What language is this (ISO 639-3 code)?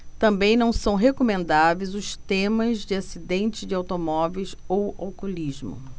por